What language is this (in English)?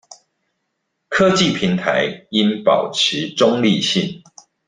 Chinese